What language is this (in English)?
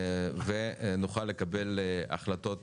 Hebrew